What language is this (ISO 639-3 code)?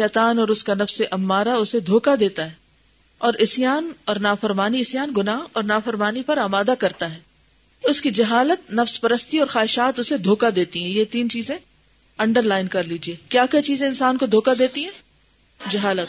urd